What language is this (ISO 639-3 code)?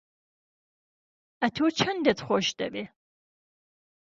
ckb